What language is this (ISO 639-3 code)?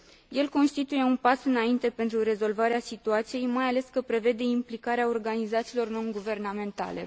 ron